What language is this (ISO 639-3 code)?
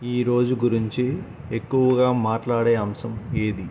tel